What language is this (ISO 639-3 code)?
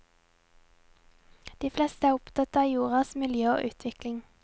nor